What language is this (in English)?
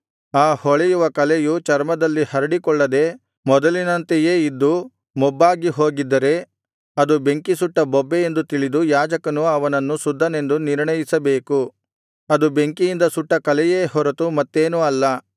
Kannada